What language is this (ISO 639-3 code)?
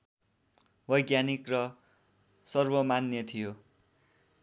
nep